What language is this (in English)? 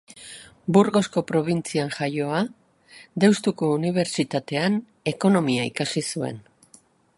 Basque